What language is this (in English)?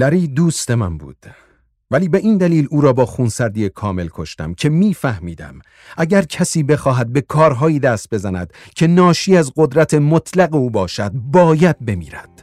Persian